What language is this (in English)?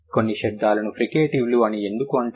Telugu